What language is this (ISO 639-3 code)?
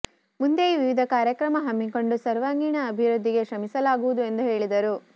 kan